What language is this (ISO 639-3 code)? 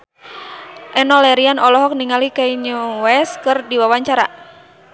sun